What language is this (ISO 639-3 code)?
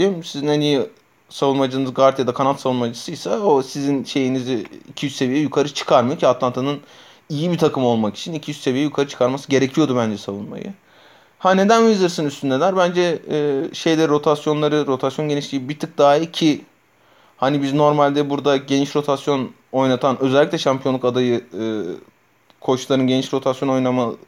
tur